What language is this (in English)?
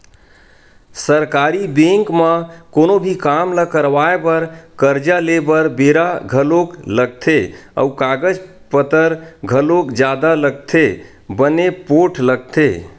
Chhattisgarhi